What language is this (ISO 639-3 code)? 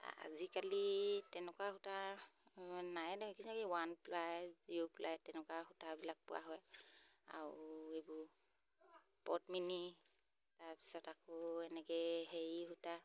asm